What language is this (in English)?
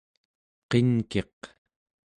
Central Yupik